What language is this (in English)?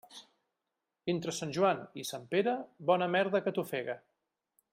Catalan